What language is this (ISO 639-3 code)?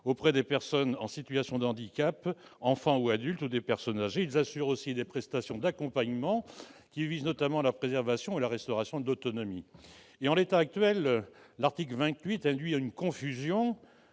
fra